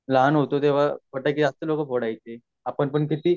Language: Marathi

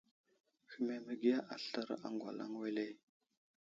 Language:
Wuzlam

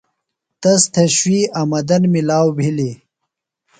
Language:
Phalura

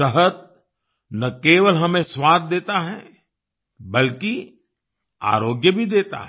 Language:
Hindi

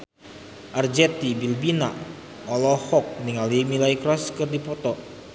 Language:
Sundanese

